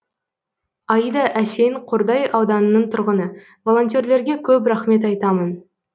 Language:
Kazakh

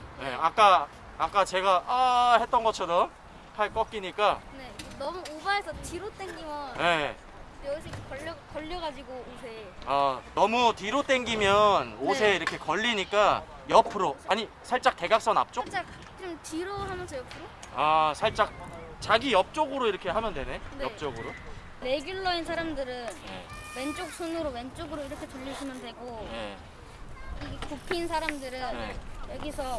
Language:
Korean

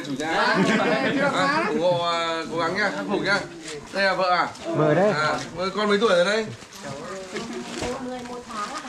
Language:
Vietnamese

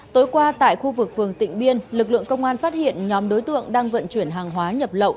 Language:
Vietnamese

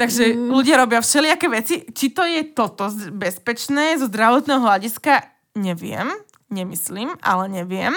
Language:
Slovak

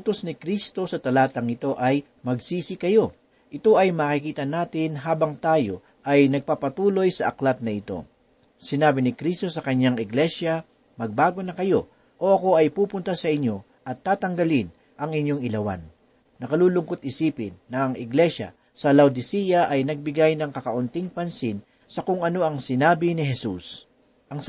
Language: Filipino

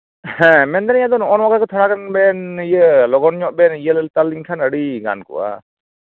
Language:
Santali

